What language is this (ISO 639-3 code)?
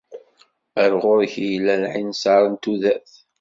kab